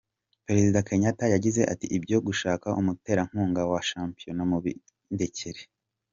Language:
Kinyarwanda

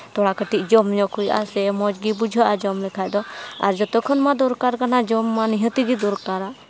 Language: Santali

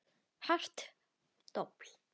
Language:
Icelandic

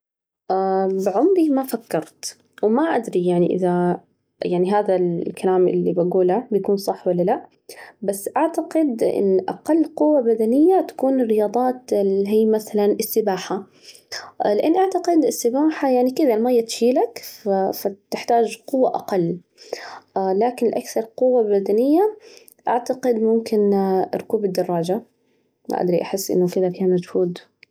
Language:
Najdi Arabic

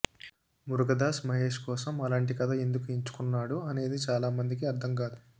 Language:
Telugu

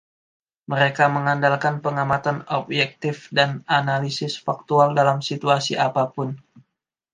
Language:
Indonesian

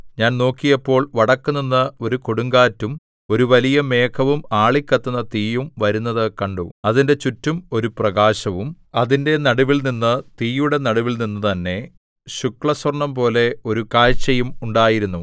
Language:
Malayalam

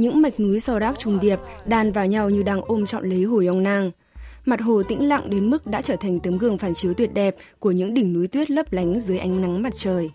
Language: Vietnamese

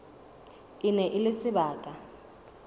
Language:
Southern Sotho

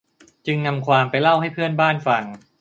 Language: Thai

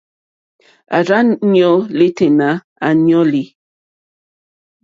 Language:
Mokpwe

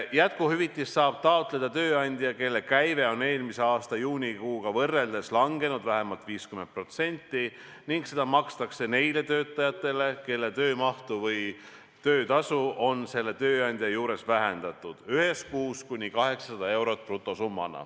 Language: Estonian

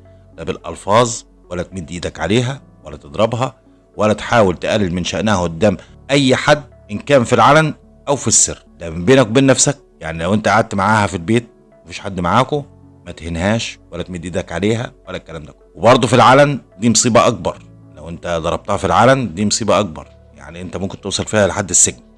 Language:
Arabic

